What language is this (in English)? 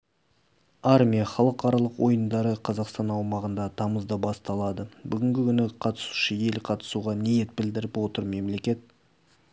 Kazakh